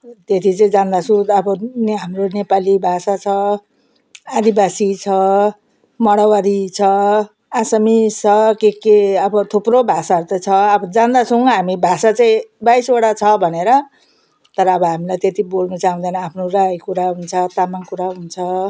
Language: Nepali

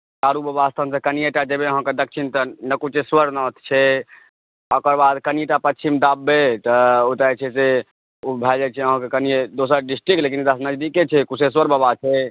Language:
Maithili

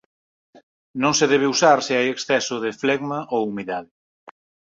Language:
Galician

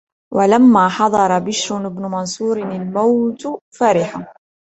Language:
Arabic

